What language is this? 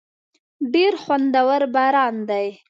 Pashto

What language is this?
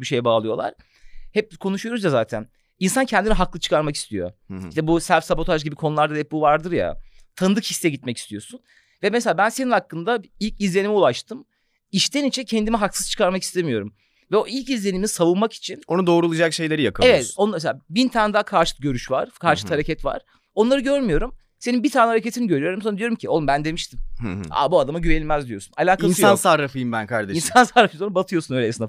Turkish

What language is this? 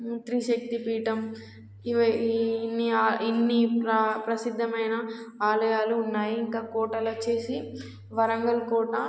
Telugu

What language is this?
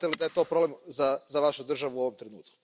Croatian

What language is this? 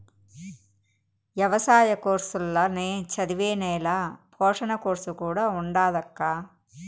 Telugu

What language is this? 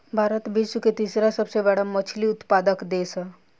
Bhojpuri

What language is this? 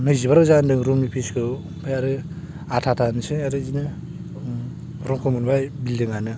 Bodo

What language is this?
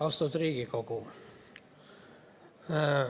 Estonian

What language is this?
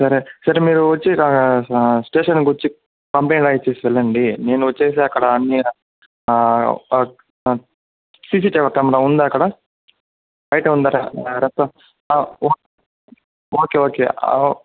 Telugu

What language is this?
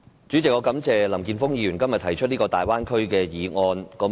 Cantonese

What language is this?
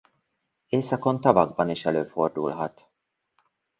Hungarian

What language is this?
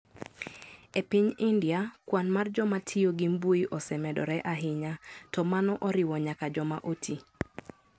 Luo (Kenya and Tanzania)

